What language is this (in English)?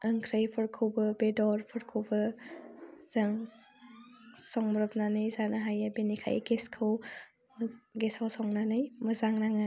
Bodo